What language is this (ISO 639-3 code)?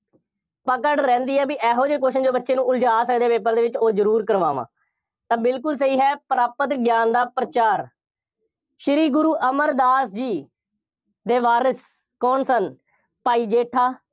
pan